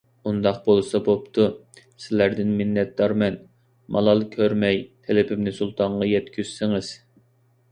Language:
Uyghur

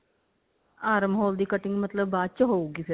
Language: Punjabi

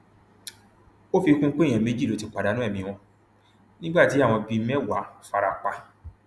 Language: Yoruba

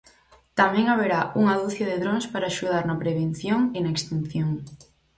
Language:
Galician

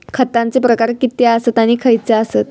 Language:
Marathi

